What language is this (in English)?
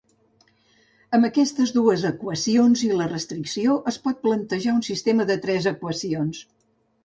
Catalan